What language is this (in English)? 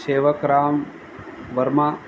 Sindhi